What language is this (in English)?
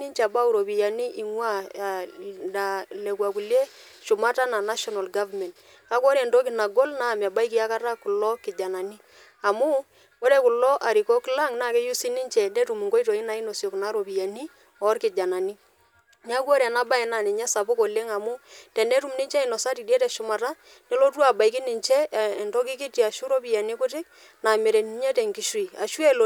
Masai